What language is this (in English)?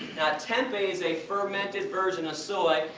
English